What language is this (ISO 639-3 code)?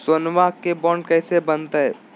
mag